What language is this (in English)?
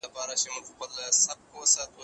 Pashto